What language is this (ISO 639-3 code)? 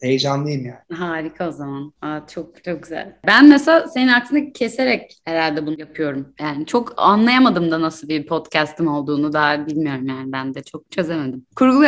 tur